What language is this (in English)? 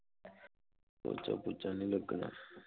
Punjabi